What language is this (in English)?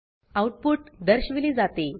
Marathi